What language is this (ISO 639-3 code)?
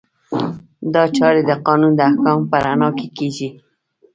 pus